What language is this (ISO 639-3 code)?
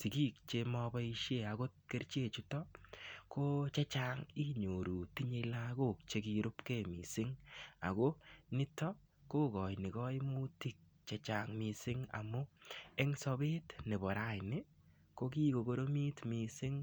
kln